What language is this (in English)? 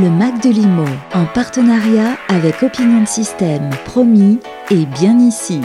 French